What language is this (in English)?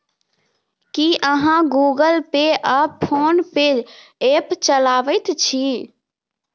Maithili